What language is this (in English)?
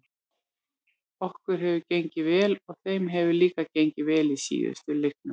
Icelandic